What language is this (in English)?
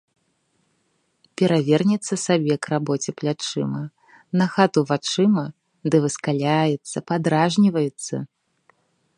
Belarusian